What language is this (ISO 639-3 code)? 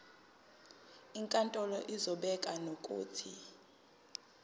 zul